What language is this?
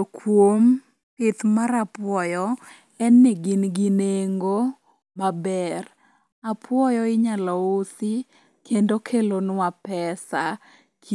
Luo (Kenya and Tanzania)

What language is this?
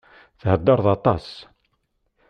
Kabyle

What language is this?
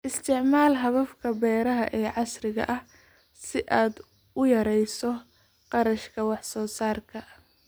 Somali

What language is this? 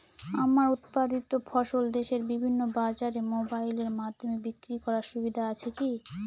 Bangla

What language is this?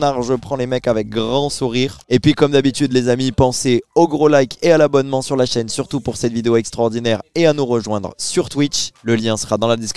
French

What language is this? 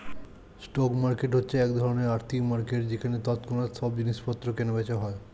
Bangla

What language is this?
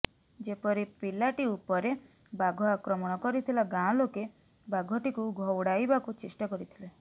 Odia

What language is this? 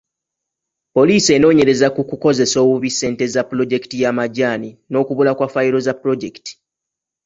Ganda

